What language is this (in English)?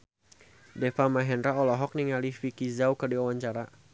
Sundanese